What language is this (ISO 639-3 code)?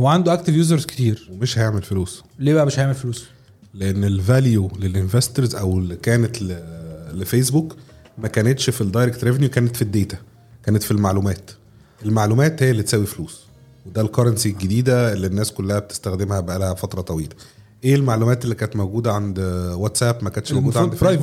ara